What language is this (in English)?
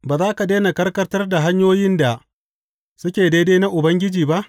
Hausa